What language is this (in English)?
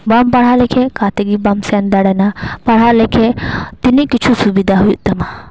Santali